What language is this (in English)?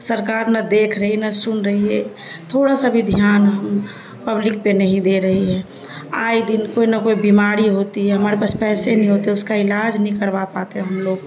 Urdu